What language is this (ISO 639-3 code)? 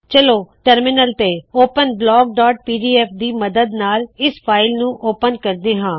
pan